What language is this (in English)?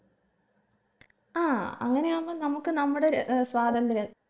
Malayalam